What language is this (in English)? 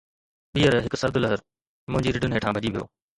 Sindhi